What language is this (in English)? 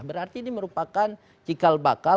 Indonesian